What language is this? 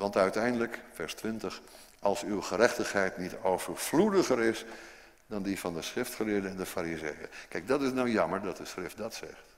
Dutch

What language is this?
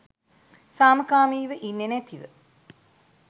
Sinhala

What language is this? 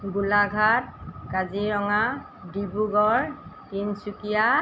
Assamese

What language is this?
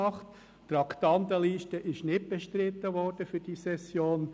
Swiss German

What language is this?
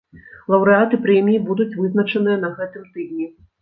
Belarusian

